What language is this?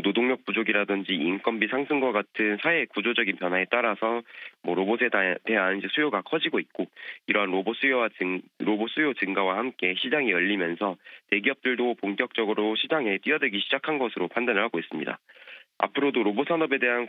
Korean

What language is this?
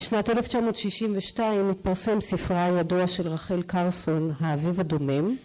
Hebrew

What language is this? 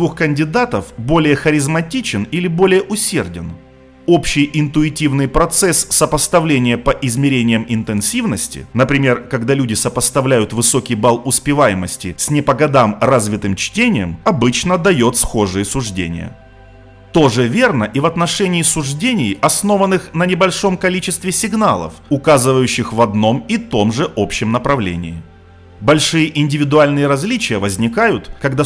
Russian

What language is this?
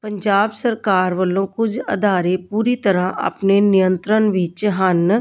Punjabi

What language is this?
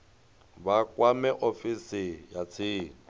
Venda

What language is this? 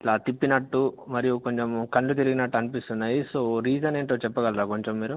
Telugu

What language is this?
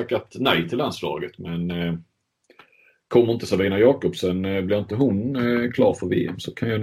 Swedish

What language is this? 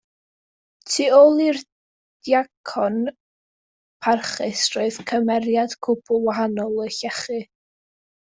Welsh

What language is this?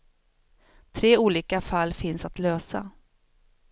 Swedish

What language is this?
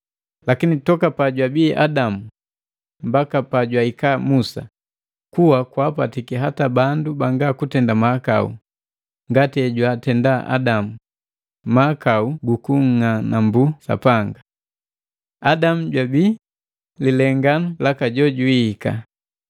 Matengo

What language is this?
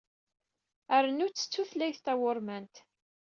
Kabyle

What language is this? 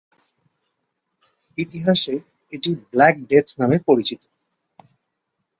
Bangla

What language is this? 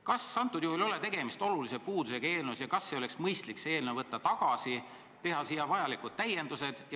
Estonian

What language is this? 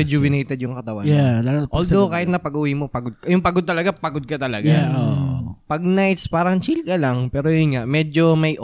Filipino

